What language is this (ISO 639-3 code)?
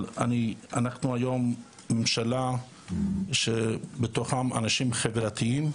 heb